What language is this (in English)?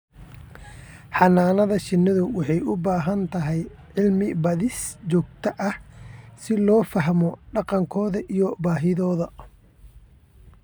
Somali